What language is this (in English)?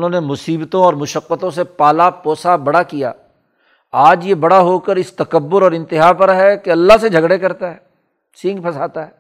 Urdu